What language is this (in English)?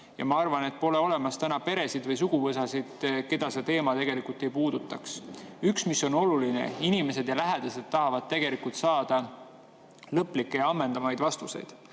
Estonian